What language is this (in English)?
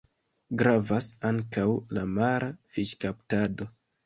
Esperanto